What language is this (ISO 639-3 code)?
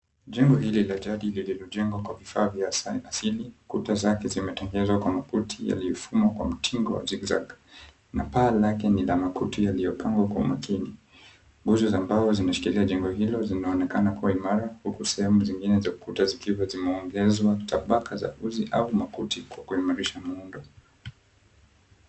swa